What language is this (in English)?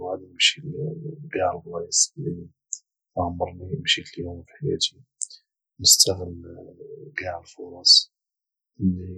Moroccan Arabic